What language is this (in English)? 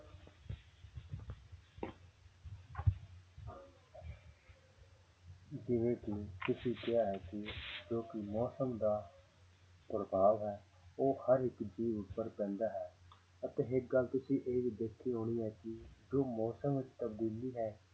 Punjabi